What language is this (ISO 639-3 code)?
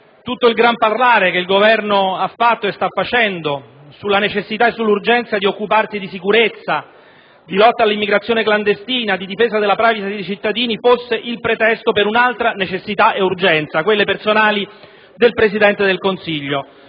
ita